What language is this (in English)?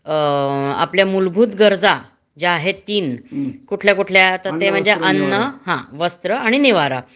Marathi